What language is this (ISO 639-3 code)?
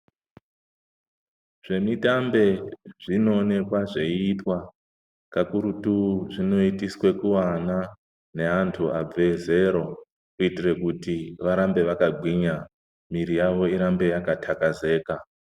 ndc